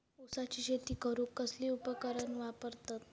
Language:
Marathi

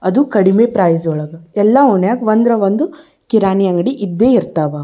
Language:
Kannada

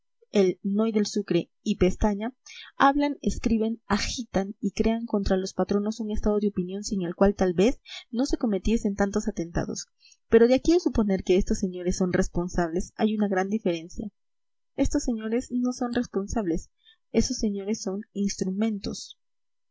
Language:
Spanish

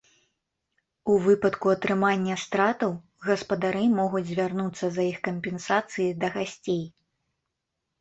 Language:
Belarusian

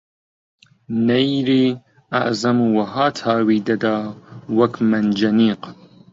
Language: Central Kurdish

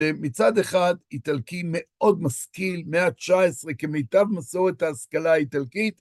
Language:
Hebrew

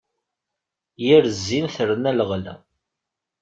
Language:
Kabyle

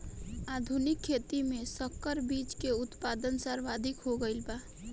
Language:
Bhojpuri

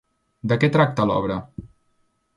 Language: Catalan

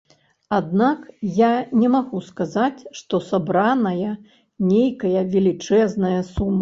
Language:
Belarusian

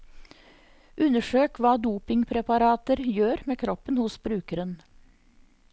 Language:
Norwegian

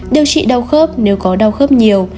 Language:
Vietnamese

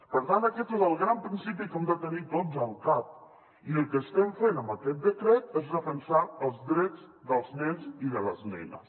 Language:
Catalan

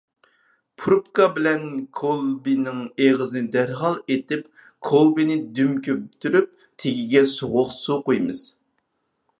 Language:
Uyghur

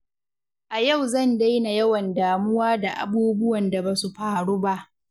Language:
Hausa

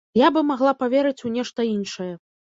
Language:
Belarusian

